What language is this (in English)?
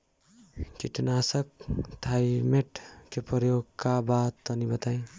Bhojpuri